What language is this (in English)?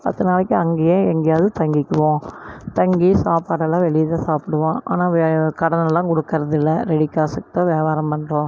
Tamil